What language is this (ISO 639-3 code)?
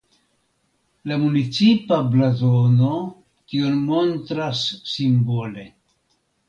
epo